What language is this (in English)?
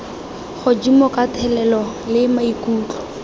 Tswana